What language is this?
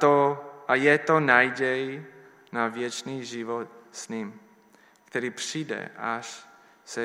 Czech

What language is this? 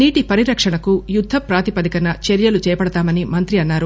Telugu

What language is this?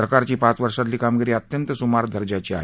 Marathi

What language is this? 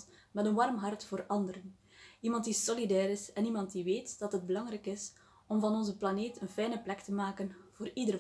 Dutch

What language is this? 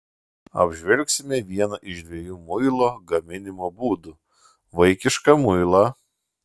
Lithuanian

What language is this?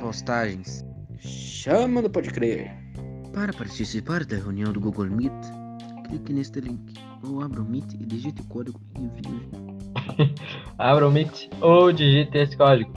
Portuguese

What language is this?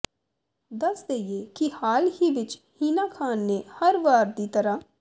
Punjabi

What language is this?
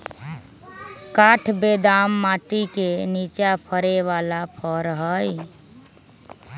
Magahi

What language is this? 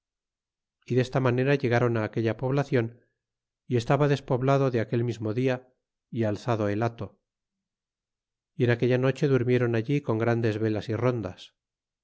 Spanish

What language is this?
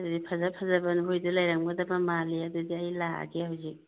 Manipuri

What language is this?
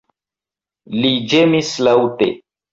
Esperanto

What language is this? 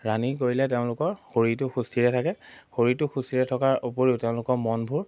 Assamese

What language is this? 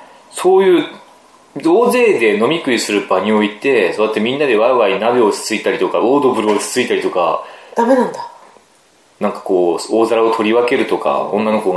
Japanese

